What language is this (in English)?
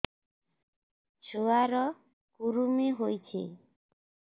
Odia